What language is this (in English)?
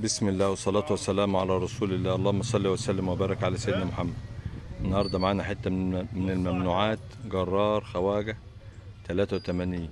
Arabic